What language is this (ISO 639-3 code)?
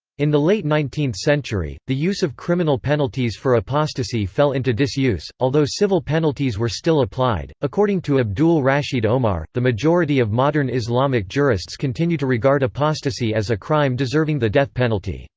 eng